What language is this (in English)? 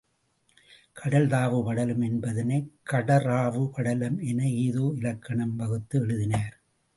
Tamil